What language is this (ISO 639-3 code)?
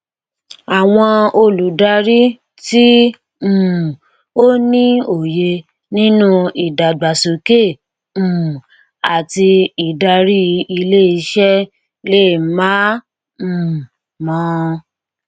yor